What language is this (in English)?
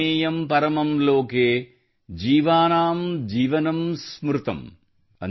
Kannada